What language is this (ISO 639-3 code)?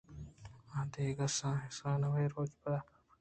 bgp